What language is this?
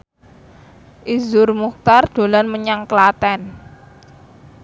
Javanese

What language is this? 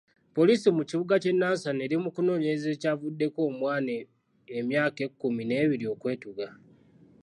Ganda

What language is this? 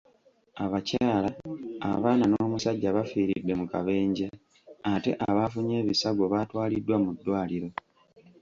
Ganda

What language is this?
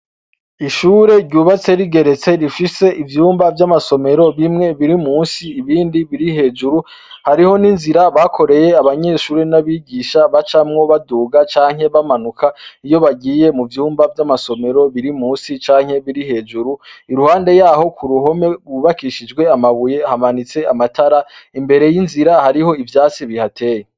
Rundi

